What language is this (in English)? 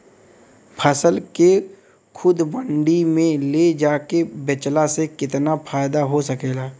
Bhojpuri